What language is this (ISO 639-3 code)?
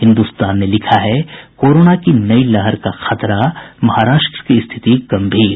hin